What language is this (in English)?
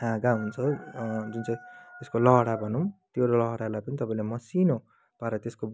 Nepali